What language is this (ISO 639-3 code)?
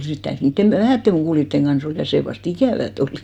fin